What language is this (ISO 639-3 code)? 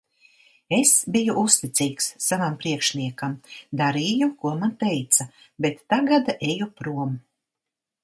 lav